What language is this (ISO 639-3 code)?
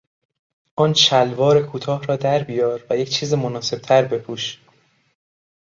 fas